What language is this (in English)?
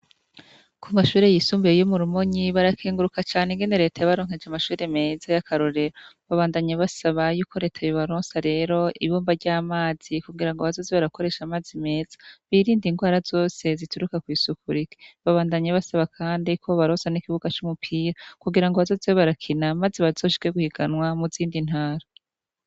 Rundi